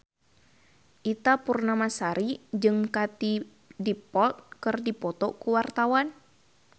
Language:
Sundanese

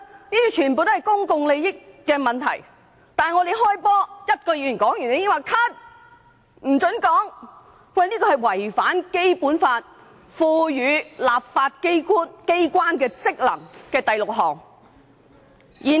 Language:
Cantonese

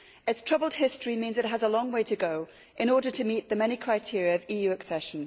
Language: English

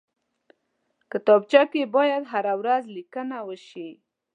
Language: Pashto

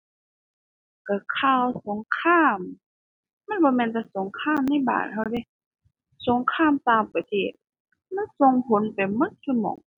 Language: Thai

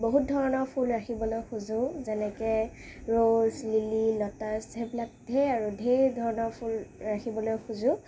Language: Assamese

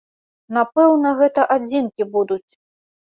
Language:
Belarusian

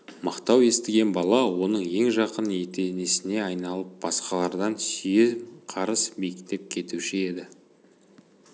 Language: Kazakh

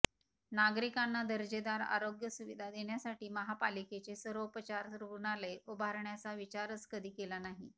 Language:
Marathi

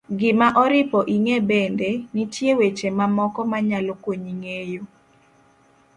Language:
Luo (Kenya and Tanzania)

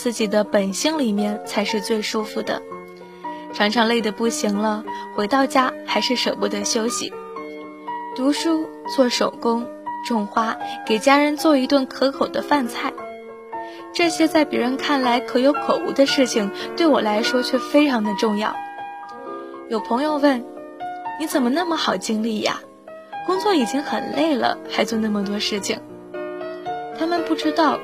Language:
Chinese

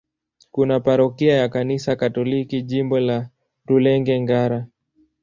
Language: Swahili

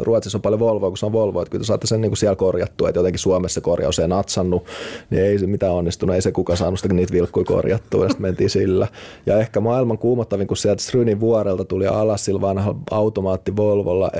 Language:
Finnish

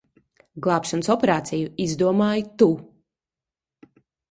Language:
Latvian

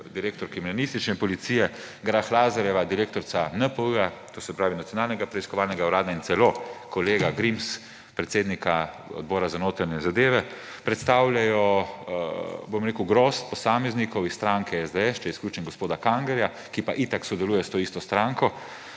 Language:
Slovenian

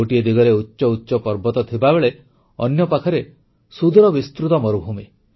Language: Odia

